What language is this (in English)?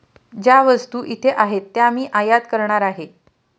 Marathi